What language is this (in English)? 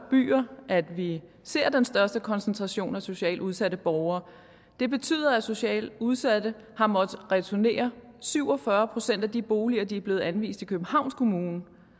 Danish